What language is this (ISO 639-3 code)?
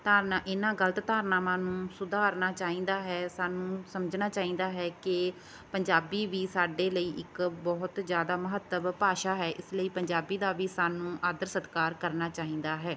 pan